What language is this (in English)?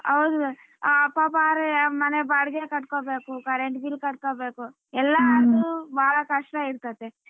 Kannada